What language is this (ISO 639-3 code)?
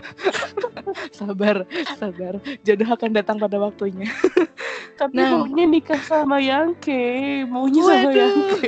ind